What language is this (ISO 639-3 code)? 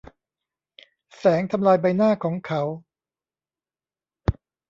tha